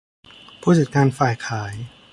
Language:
Thai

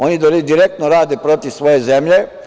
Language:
Serbian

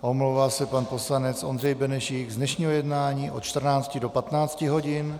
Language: Czech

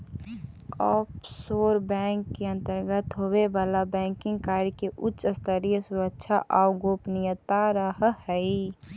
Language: Magahi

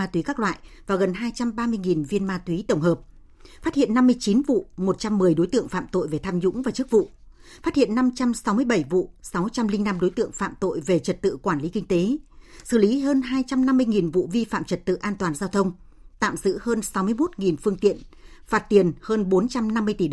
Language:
Vietnamese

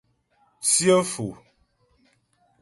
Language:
Ghomala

